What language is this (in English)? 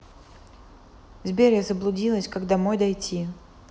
Russian